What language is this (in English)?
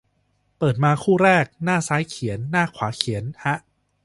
Thai